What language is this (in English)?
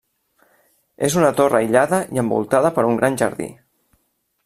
Catalan